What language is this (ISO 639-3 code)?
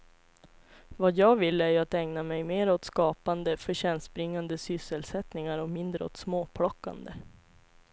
swe